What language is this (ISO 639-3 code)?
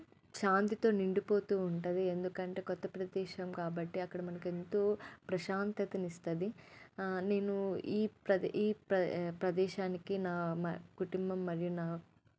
tel